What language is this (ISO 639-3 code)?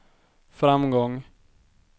swe